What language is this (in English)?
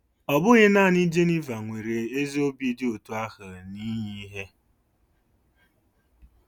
Igbo